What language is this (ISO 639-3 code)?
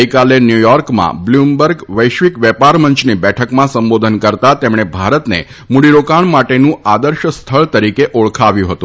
guj